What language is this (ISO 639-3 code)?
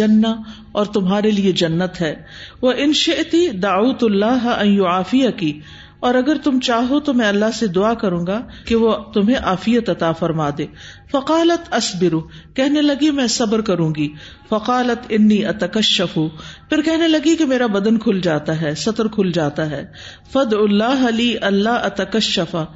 urd